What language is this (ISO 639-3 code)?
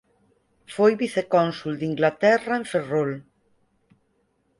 glg